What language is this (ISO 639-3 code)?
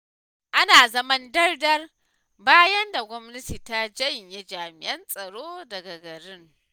hau